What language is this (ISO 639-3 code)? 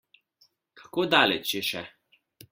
slv